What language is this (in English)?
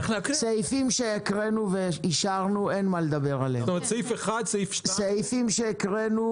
Hebrew